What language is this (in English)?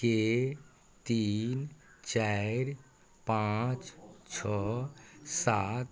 Maithili